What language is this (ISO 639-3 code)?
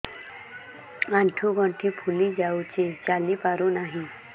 ori